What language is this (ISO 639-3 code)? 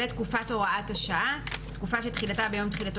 heb